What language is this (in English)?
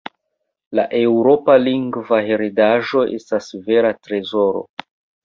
Esperanto